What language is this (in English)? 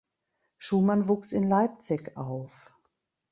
German